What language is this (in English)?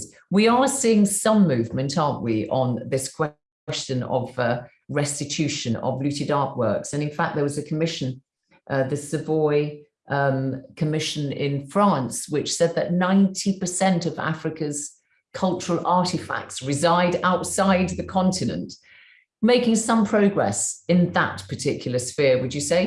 English